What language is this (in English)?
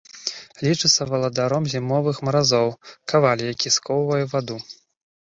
Belarusian